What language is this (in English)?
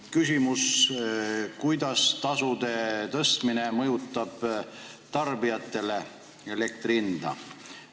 Estonian